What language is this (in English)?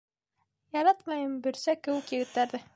Bashkir